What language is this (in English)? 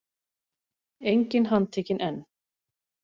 Icelandic